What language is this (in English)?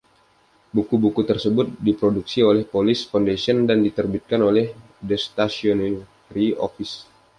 Indonesian